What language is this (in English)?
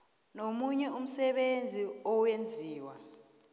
South Ndebele